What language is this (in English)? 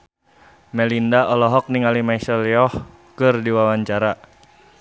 Sundanese